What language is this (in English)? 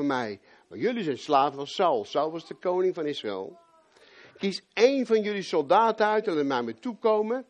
Dutch